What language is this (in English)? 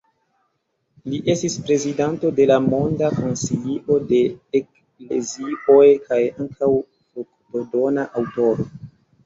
Esperanto